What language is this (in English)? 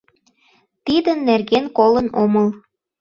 Mari